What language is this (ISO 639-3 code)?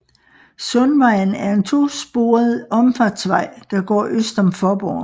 dan